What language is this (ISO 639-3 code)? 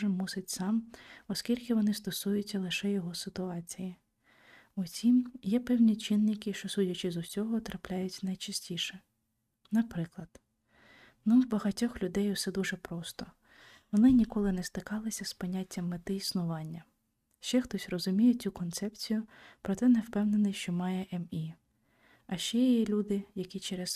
ukr